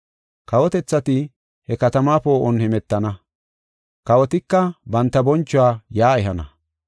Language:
Gofa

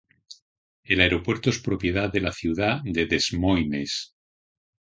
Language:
Spanish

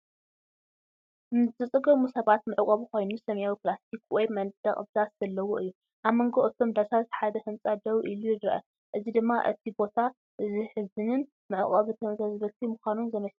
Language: Tigrinya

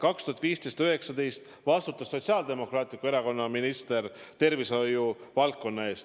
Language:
Estonian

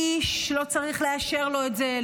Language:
Hebrew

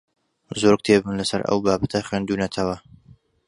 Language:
Central Kurdish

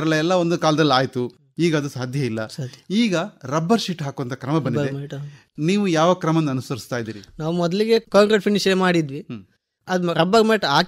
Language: Kannada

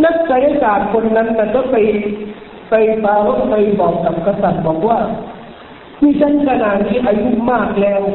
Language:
Thai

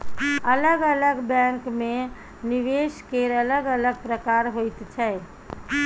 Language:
Maithili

